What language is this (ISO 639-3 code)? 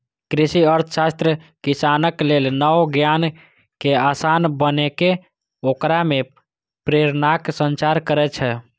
mai